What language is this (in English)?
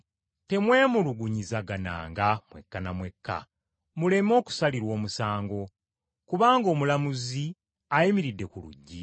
Ganda